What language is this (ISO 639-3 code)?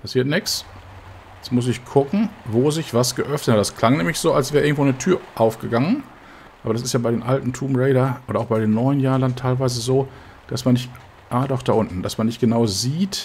deu